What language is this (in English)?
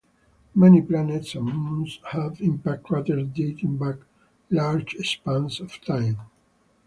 English